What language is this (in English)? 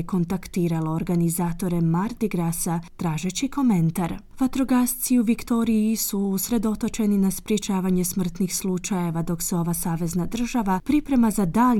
Croatian